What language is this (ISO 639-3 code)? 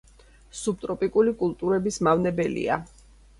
kat